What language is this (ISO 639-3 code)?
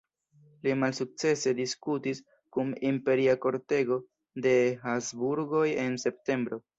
epo